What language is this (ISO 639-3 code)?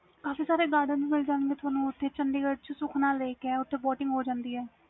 pan